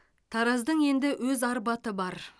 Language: Kazakh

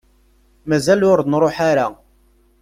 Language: Kabyle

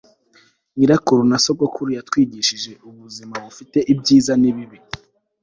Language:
Kinyarwanda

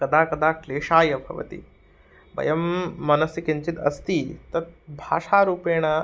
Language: Sanskrit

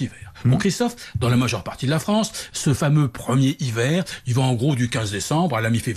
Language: French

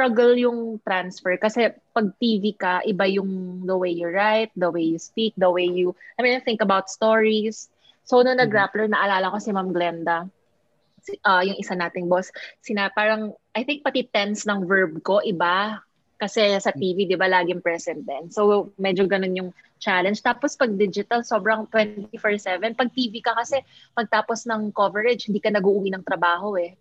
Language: Filipino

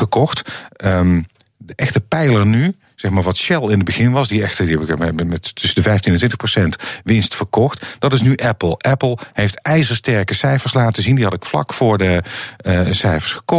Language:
Dutch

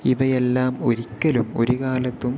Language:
Malayalam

